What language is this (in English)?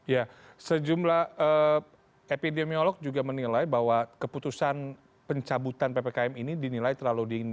Indonesian